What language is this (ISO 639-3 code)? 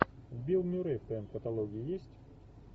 rus